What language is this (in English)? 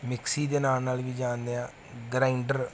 Punjabi